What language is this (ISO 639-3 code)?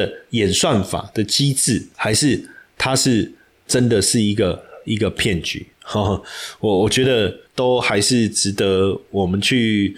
zho